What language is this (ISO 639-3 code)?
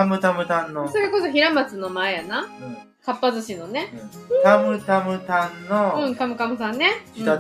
jpn